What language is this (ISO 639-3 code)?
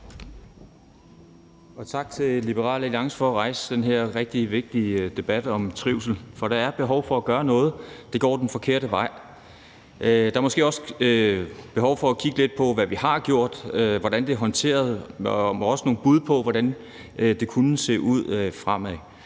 dan